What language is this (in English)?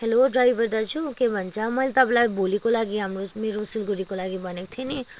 Nepali